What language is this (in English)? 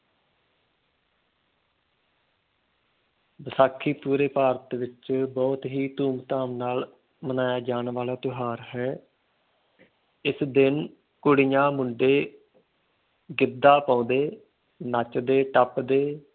Punjabi